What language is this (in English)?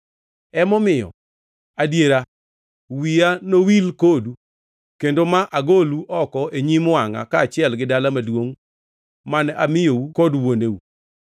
Luo (Kenya and Tanzania)